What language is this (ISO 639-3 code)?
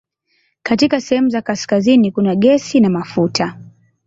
swa